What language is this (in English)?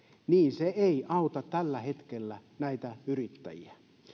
Finnish